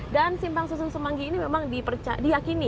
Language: Indonesian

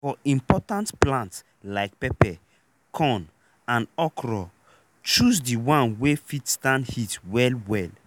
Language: Nigerian Pidgin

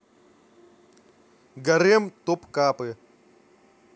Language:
Russian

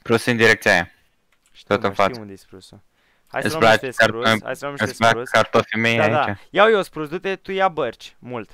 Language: Romanian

